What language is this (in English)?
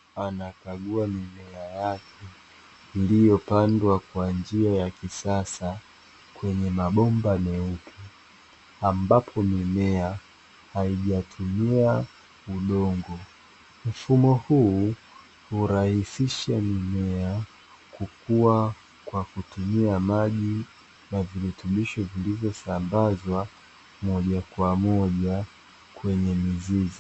Swahili